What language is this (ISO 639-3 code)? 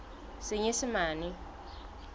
sot